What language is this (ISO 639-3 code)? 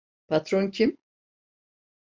tur